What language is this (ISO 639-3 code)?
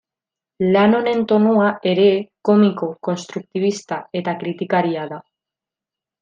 eus